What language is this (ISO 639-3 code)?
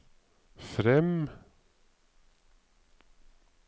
nor